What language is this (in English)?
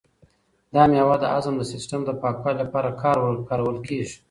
Pashto